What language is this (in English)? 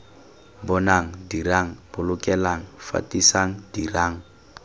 Tswana